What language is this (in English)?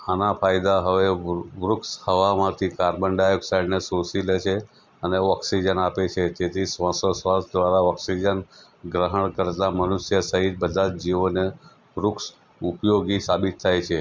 Gujarati